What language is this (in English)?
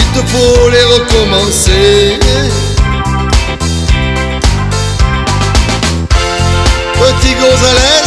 French